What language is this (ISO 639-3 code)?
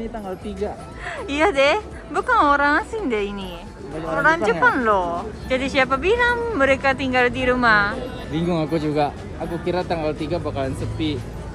ind